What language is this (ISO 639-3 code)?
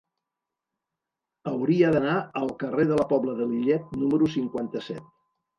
cat